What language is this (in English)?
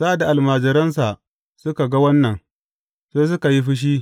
Hausa